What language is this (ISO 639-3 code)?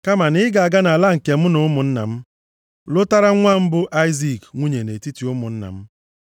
ibo